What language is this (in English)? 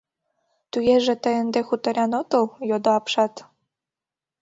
Mari